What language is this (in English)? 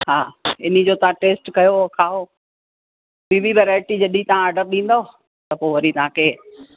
Sindhi